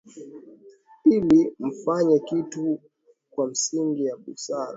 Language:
Swahili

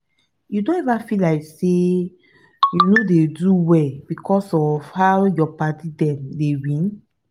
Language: Nigerian Pidgin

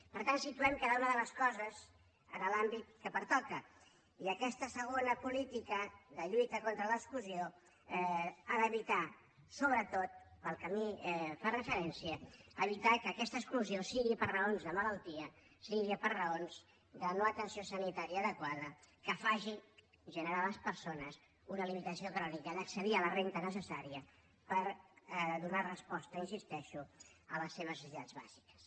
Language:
Catalan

